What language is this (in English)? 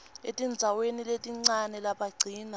Swati